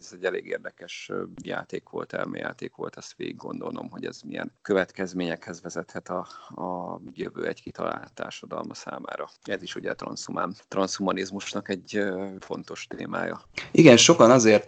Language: Hungarian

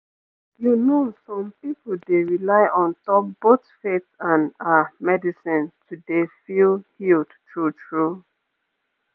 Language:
Nigerian Pidgin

